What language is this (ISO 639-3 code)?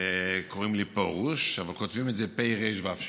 heb